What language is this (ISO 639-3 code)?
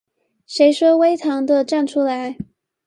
zho